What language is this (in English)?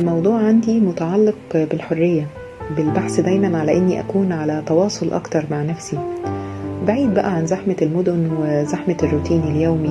Arabic